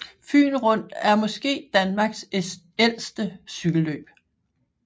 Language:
Danish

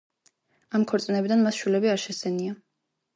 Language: Georgian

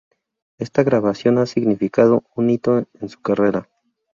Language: Spanish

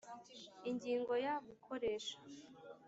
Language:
Kinyarwanda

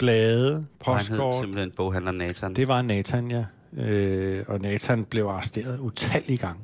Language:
Danish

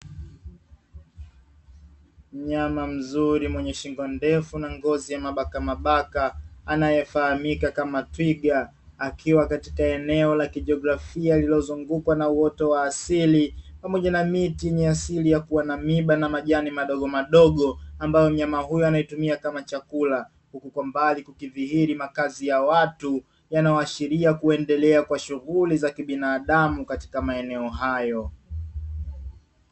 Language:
Swahili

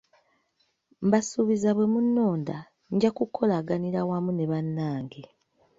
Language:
Ganda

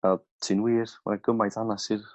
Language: Welsh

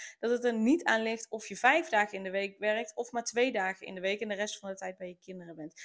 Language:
Dutch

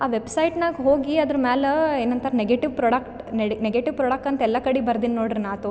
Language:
Kannada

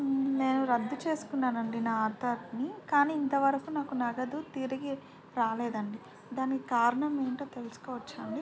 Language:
Telugu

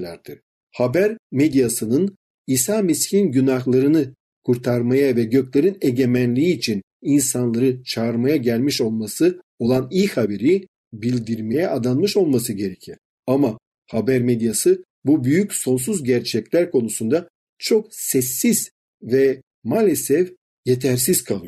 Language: Turkish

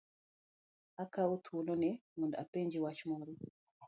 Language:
Luo (Kenya and Tanzania)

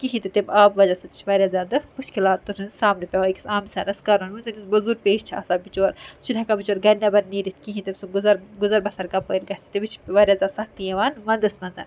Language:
Kashmiri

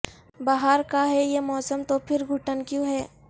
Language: Urdu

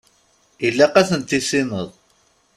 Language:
Kabyle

